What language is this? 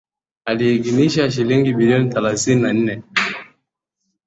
Swahili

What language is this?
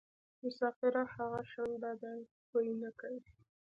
Pashto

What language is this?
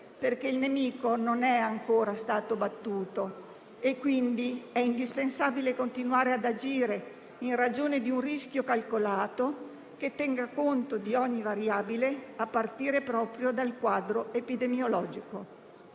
Italian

